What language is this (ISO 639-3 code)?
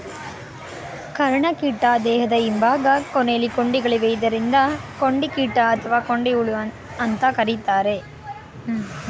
kan